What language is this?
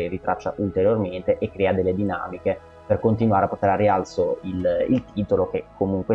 Italian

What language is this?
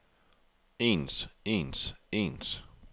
Danish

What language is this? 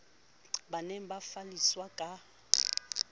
Southern Sotho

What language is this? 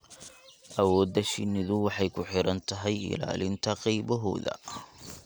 Somali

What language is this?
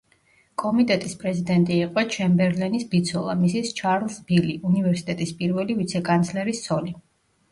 Georgian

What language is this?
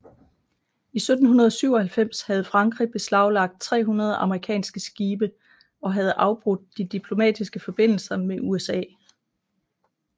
Danish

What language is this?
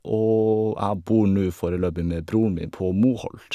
Norwegian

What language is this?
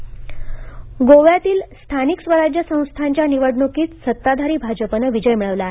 Marathi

